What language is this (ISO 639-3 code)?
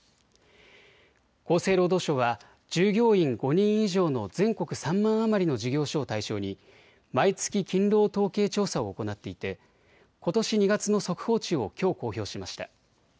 jpn